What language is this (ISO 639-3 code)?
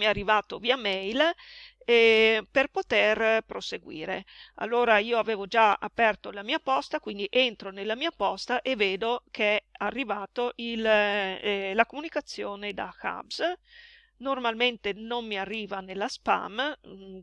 ita